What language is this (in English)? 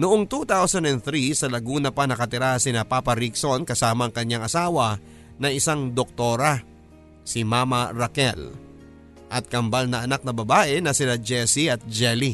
Filipino